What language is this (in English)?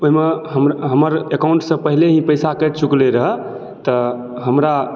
Maithili